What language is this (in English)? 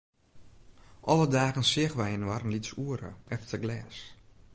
Western Frisian